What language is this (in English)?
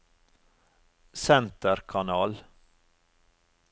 Norwegian